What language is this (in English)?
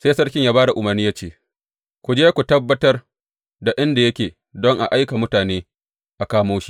Hausa